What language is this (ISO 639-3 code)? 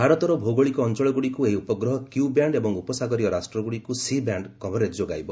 ori